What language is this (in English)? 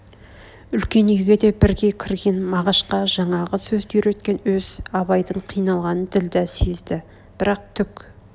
Kazakh